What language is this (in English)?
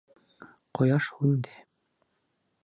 Bashkir